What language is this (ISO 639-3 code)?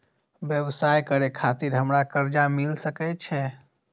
mai